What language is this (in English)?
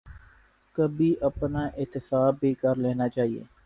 Urdu